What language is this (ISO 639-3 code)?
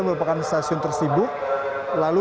ind